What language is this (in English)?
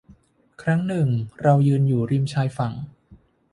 Thai